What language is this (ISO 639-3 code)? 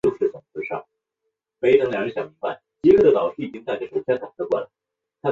zho